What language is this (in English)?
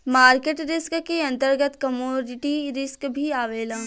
Bhojpuri